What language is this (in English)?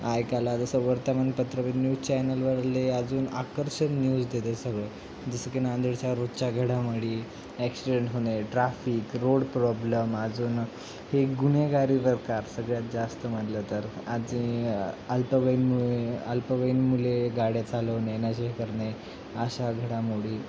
Marathi